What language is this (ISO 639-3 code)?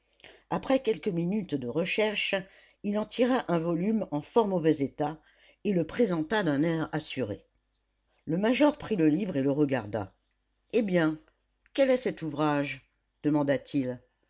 fra